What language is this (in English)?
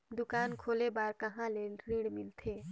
Chhattisgarhi